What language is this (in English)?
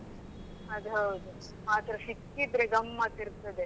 Kannada